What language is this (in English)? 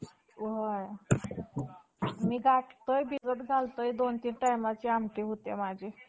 Marathi